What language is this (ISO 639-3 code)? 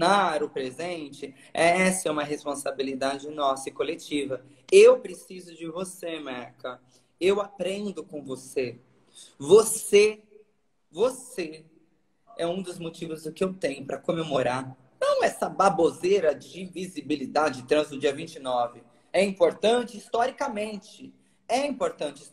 por